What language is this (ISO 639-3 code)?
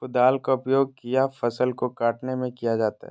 mag